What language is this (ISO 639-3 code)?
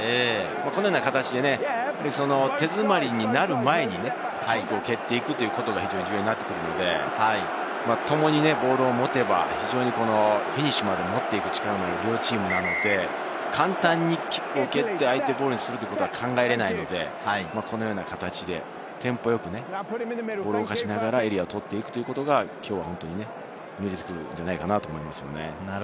jpn